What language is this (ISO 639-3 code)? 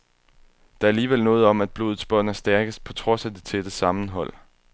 dan